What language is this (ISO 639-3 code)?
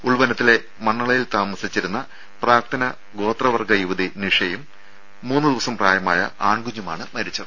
mal